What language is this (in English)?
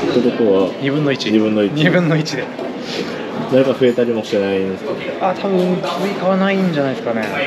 Japanese